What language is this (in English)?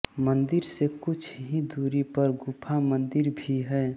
Hindi